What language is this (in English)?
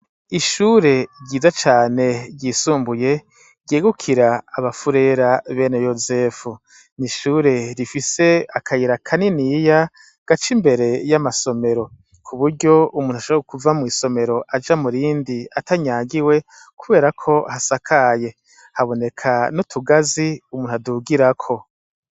Rundi